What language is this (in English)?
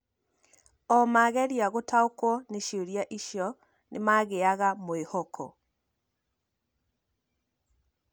Kikuyu